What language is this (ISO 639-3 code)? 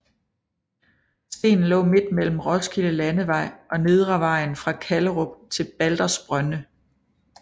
dan